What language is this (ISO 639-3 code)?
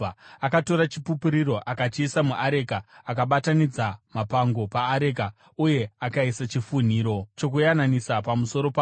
sna